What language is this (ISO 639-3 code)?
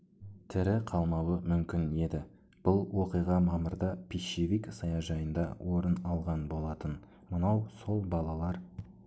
kaz